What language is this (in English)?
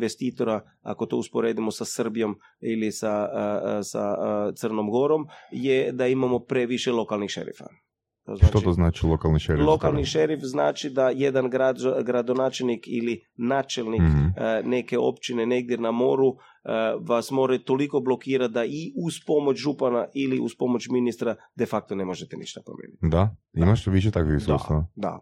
Croatian